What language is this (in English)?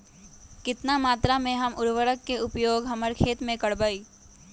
Magahi